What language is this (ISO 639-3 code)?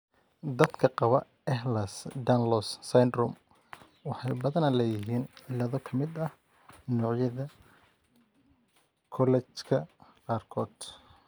som